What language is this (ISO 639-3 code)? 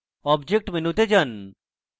ben